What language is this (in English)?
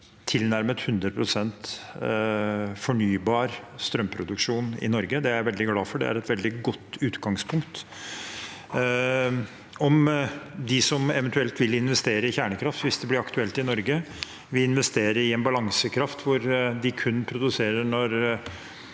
Norwegian